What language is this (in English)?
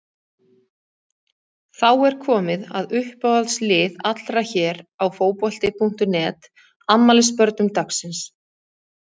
Icelandic